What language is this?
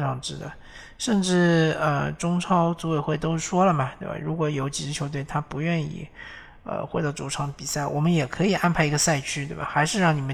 Chinese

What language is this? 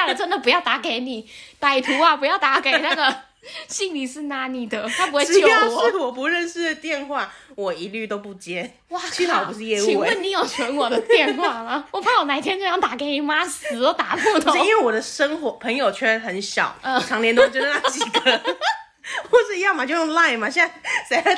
Chinese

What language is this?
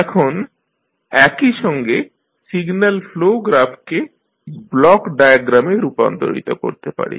Bangla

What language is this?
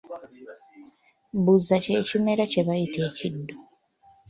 Ganda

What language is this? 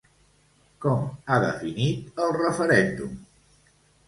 Catalan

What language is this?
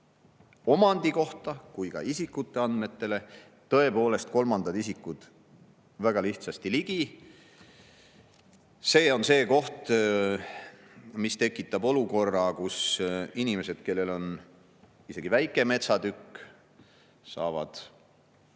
Estonian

